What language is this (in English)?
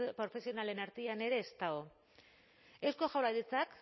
Basque